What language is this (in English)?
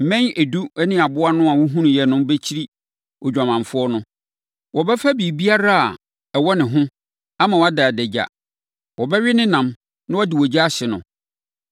Akan